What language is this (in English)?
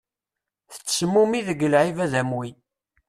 Kabyle